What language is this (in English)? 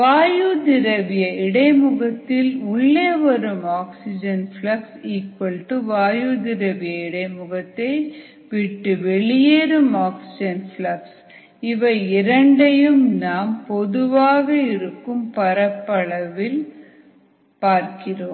Tamil